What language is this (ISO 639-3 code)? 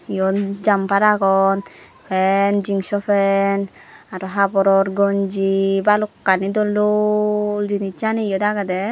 ccp